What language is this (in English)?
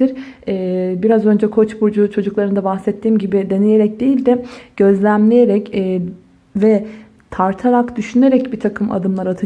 Turkish